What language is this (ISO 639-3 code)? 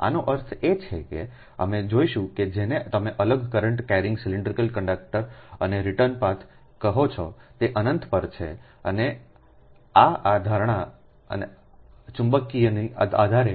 guj